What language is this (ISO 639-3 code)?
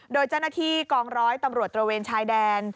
tha